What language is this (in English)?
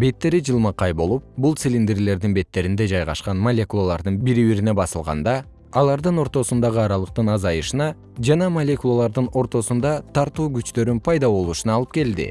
Kyrgyz